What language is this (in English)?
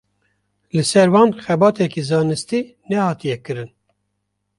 Kurdish